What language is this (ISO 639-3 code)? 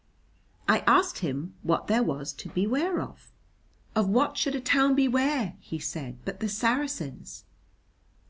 eng